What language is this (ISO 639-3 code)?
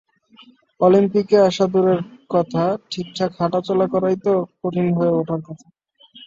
ben